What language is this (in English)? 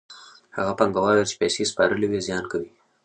Pashto